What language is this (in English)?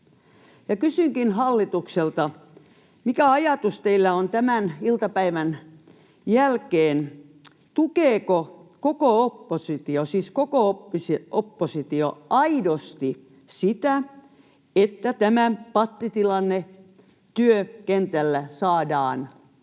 Finnish